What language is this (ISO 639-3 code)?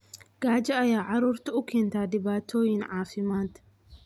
som